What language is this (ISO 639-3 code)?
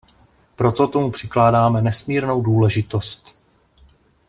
ces